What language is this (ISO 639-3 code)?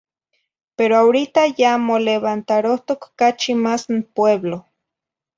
nhi